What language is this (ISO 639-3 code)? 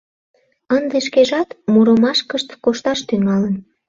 chm